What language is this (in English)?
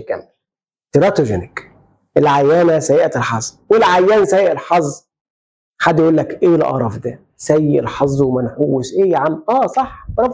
Arabic